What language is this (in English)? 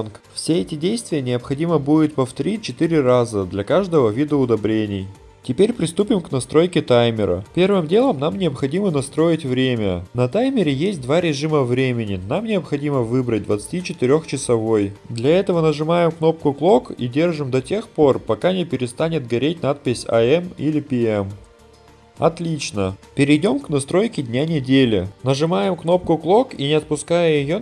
Russian